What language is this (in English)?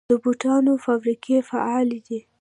Pashto